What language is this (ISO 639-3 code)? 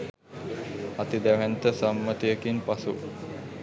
sin